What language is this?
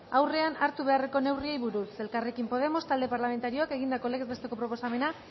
Basque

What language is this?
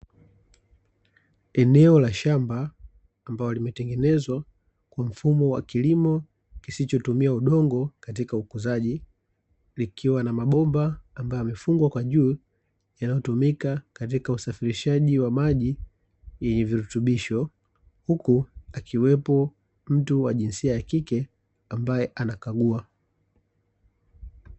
Swahili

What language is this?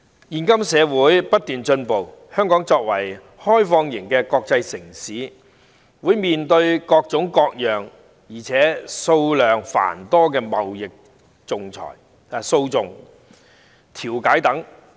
Cantonese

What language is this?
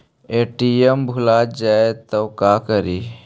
Magahi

